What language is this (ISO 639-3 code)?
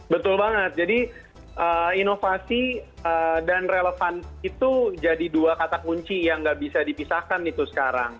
ind